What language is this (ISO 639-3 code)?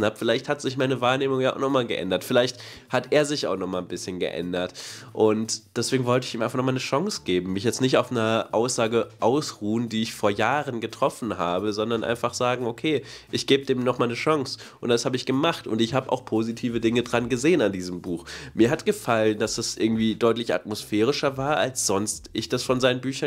deu